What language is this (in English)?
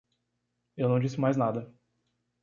Portuguese